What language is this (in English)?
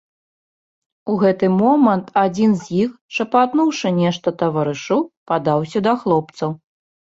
Belarusian